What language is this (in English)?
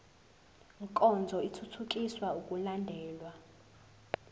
Zulu